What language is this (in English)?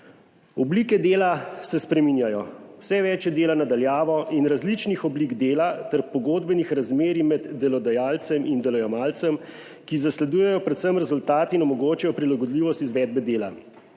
Slovenian